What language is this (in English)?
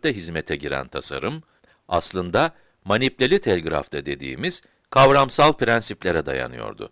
Turkish